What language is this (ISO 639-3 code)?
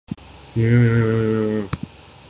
urd